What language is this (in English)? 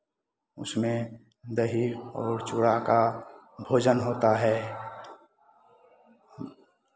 Hindi